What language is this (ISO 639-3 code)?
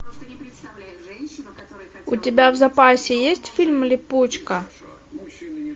rus